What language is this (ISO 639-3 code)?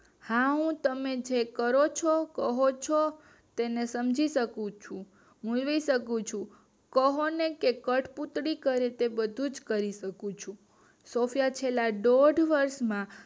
guj